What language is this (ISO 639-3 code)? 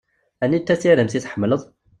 kab